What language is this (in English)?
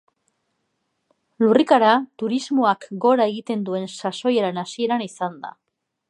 Basque